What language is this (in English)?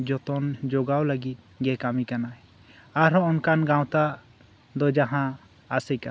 Santali